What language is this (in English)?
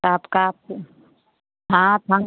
Hindi